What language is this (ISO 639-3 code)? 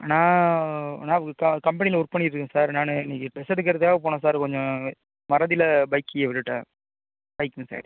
tam